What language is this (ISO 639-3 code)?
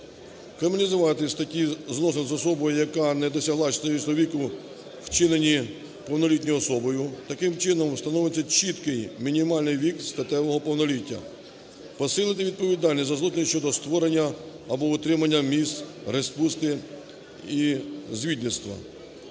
ukr